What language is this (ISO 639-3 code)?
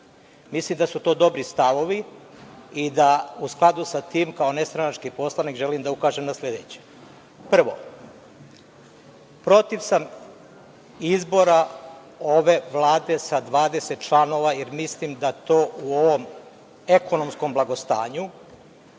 srp